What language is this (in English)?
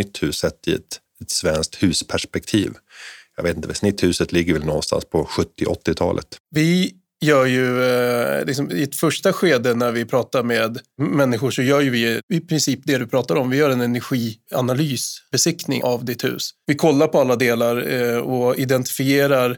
Swedish